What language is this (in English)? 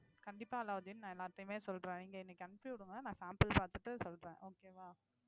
Tamil